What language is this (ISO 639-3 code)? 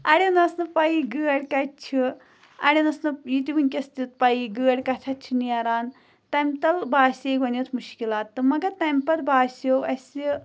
kas